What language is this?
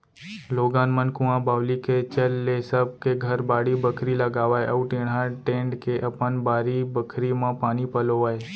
Chhattisgarhi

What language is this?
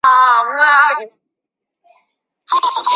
Chinese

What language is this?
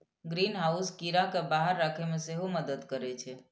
Maithili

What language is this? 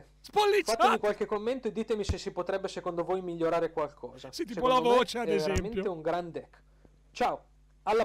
Italian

